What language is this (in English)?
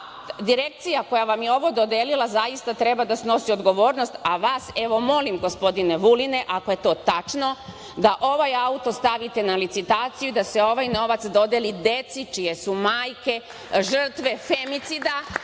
Serbian